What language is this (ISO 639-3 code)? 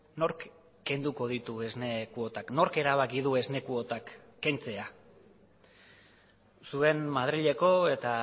eus